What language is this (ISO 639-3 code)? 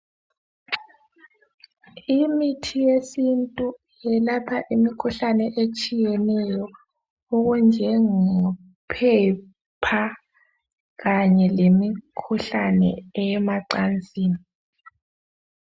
nde